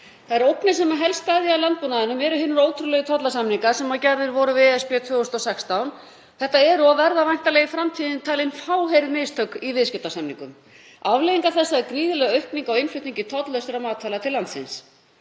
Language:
Icelandic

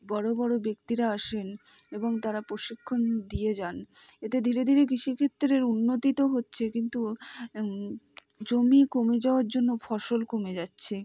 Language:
Bangla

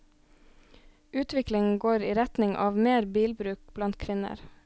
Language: Norwegian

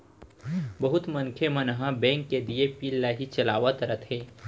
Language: Chhattisgarhi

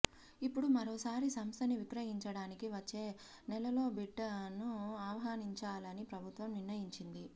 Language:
Telugu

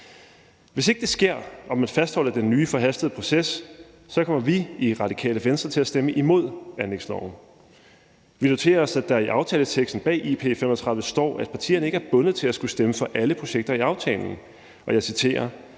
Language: Danish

